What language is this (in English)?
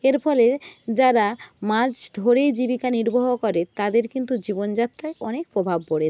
Bangla